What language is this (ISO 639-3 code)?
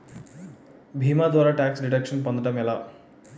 tel